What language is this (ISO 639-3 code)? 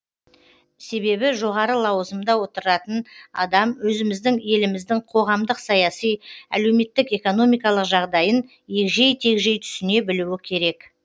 kaz